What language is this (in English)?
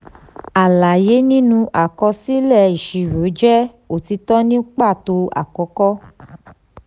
Yoruba